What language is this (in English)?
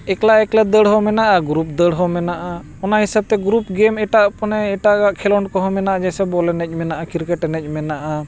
Santali